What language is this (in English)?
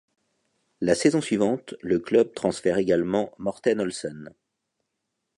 French